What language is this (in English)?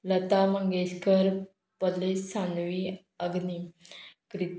Konkani